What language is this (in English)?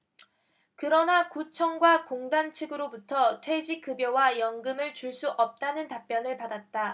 Korean